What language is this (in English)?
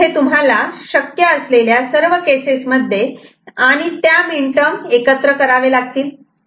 Marathi